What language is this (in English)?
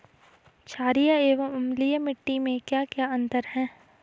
Hindi